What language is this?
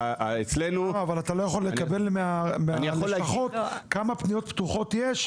Hebrew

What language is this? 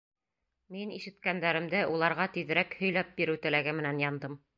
Bashkir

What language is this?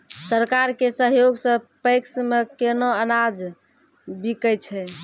Maithili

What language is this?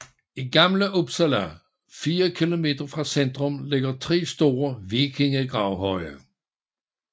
Danish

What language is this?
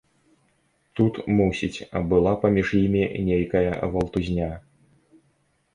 Belarusian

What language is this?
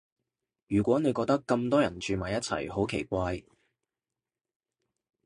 Cantonese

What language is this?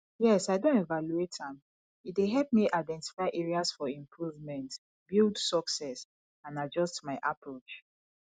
Nigerian Pidgin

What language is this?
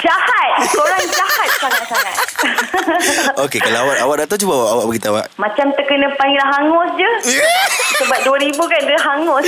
Malay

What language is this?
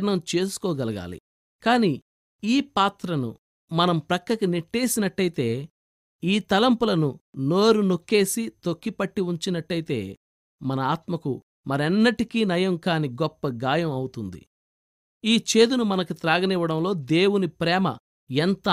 Telugu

